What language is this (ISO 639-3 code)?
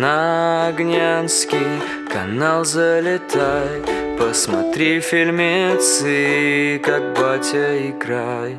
rus